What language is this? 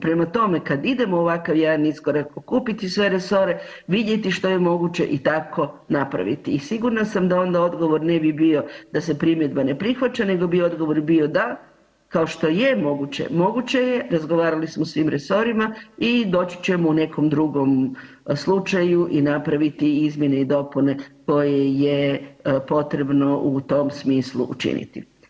Croatian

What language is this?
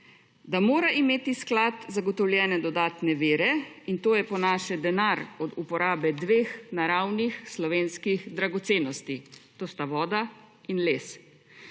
Slovenian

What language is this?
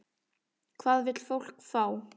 Icelandic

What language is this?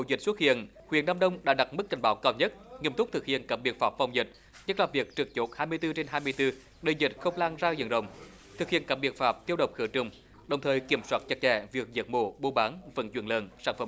Vietnamese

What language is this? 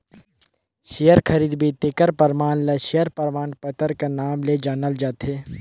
Chhattisgarhi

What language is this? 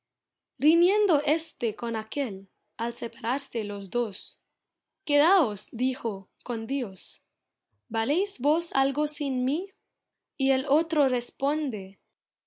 Spanish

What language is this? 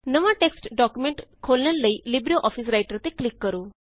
Punjabi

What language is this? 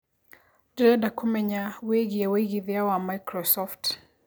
Kikuyu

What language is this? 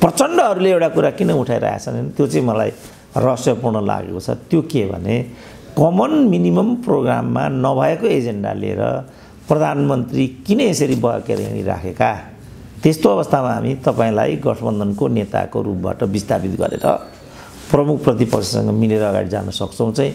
Indonesian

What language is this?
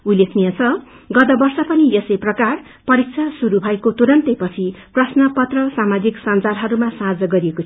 Nepali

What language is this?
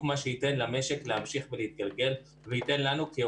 Hebrew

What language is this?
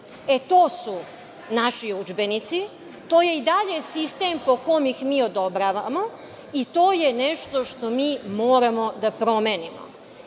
Serbian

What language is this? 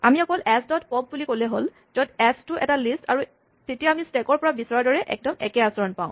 Assamese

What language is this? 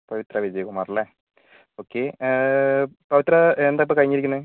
Malayalam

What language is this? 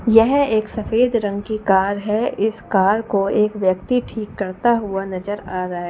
Hindi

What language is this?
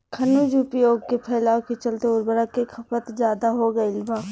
Bhojpuri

